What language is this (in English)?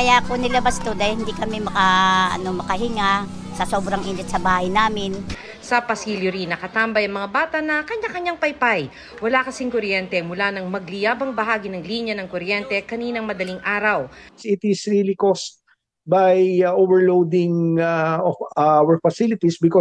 Filipino